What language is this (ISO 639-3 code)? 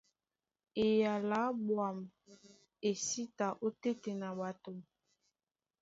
dua